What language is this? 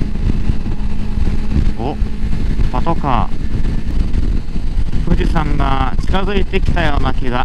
Japanese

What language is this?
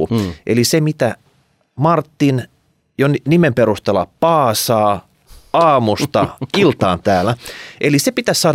Finnish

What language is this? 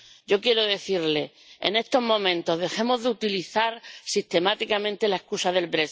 Spanish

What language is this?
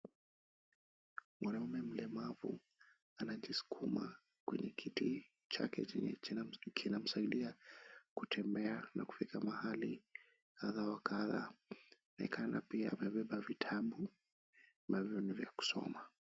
Swahili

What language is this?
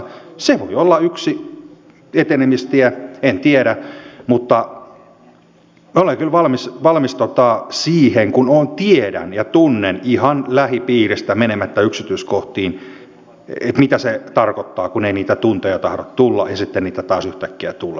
Finnish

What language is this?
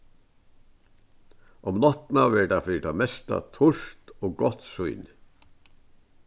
Faroese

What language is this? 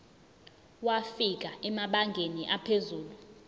Zulu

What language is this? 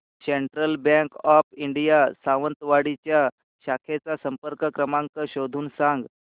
Marathi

